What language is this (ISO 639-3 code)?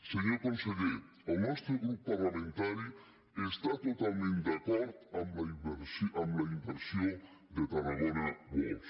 cat